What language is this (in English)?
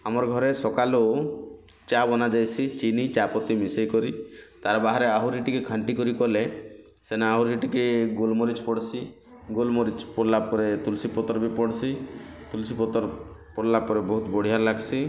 Odia